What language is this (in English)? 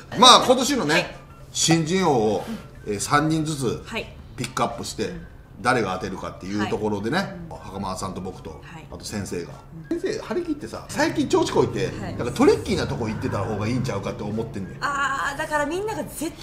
Japanese